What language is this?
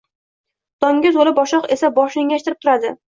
Uzbek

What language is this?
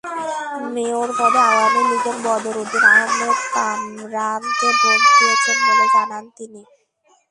Bangla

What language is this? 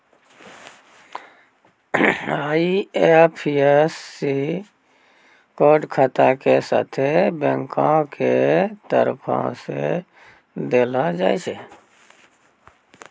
Maithili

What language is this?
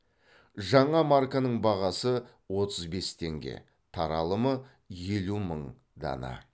Kazakh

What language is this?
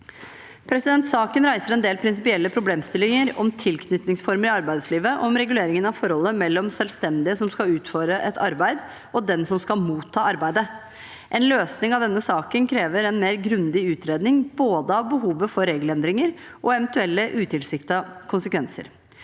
Norwegian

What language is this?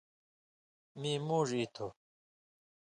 Indus Kohistani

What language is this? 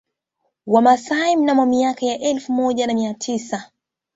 Swahili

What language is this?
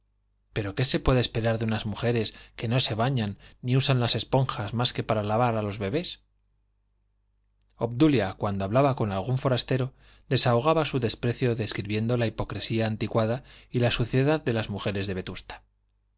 Spanish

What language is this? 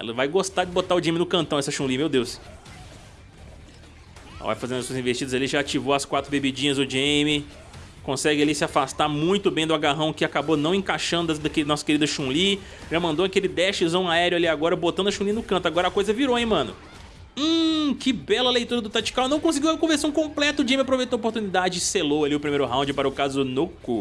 Portuguese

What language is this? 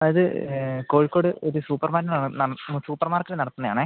Malayalam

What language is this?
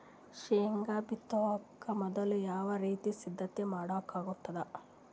Kannada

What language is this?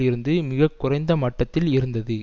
Tamil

